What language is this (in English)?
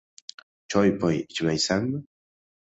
Uzbek